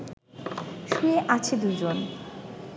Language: Bangla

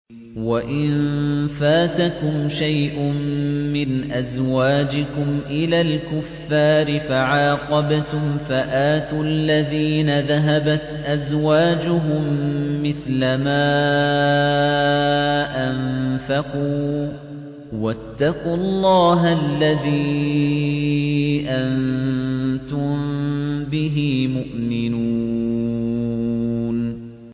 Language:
Arabic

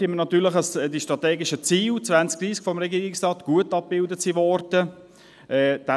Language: Swiss German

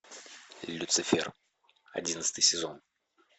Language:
Russian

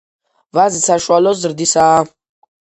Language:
Georgian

